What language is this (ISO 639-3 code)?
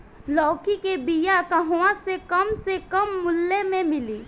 bho